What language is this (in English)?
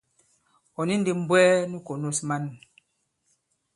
Bankon